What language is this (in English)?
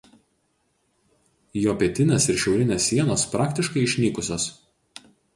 Lithuanian